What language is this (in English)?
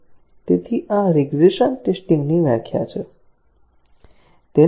Gujarati